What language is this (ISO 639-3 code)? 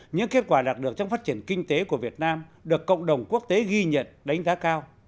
vie